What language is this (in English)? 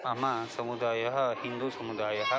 Sanskrit